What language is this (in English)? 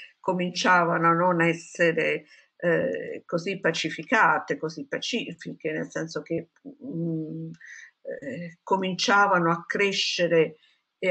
Italian